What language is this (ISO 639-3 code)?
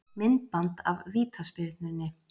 isl